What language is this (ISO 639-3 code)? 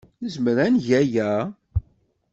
kab